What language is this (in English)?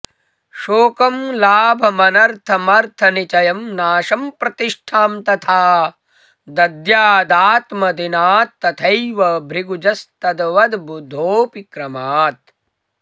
Sanskrit